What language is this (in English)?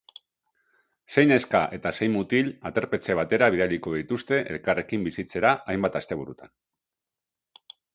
Basque